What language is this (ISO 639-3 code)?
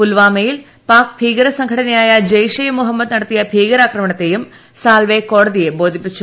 mal